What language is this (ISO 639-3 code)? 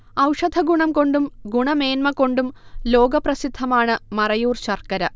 mal